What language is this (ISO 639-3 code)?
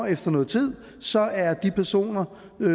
dan